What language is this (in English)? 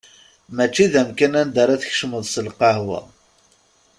Kabyle